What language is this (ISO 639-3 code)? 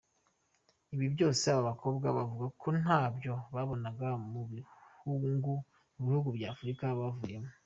kin